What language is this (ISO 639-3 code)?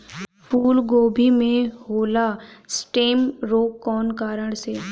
bho